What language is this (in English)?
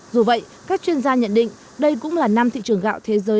Vietnamese